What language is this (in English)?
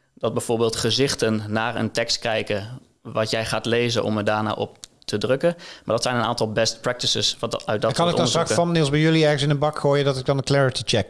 Dutch